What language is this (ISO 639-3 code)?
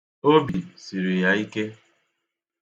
ibo